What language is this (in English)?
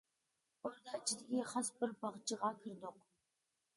Uyghur